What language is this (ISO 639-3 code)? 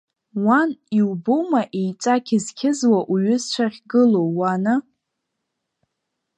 abk